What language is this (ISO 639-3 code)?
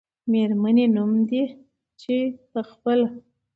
pus